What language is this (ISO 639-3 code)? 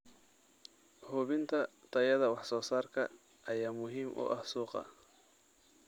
som